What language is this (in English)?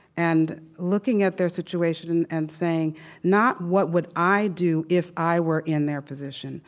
English